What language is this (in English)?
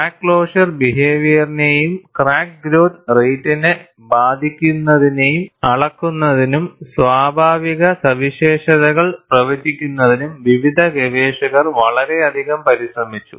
Malayalam